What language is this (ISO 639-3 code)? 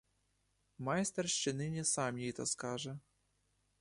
ukr